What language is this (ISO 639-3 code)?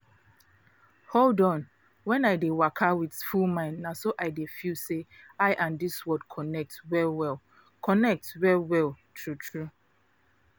pcm